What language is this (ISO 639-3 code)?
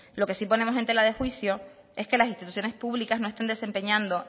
spa